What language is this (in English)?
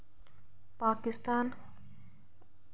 Dogri